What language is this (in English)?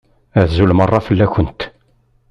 Kabyle